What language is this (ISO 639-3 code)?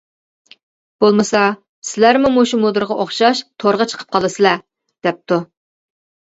uig